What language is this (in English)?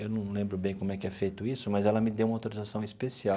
Portuguese